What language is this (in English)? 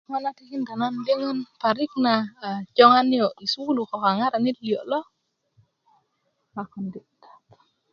Kuku